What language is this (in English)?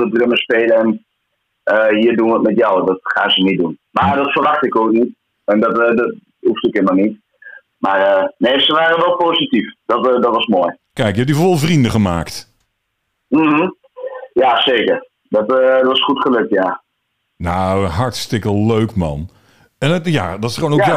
Dutch